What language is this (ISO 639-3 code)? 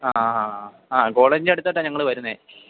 mal